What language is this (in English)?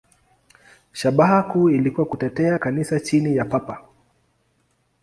Swahili